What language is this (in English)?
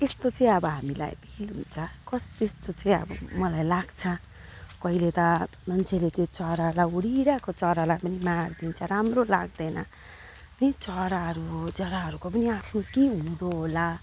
Nepali